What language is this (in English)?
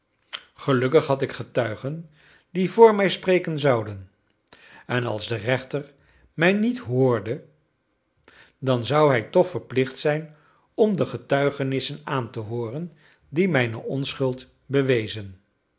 Dutch